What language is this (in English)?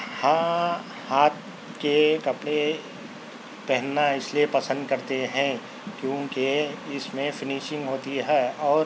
Urdu